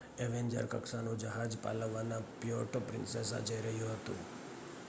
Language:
Gujarati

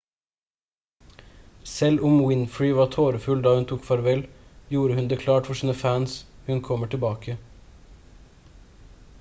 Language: Norwegian Bokmål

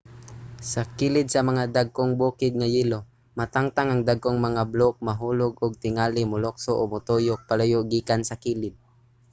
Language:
Cebuano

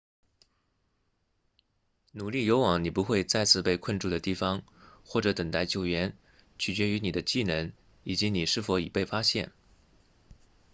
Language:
Chinese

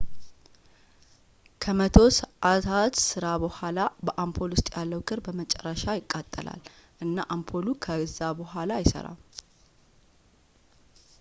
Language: Amharic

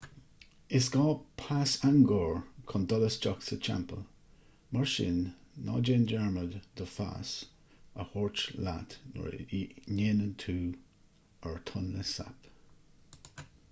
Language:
Irish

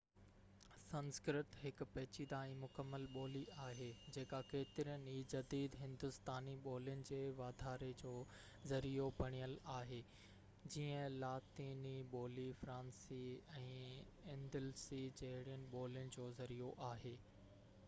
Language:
Sindhi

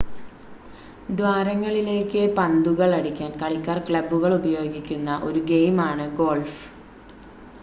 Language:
Malayalam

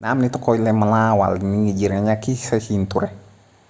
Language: Oromo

